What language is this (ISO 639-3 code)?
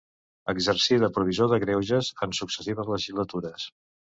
cat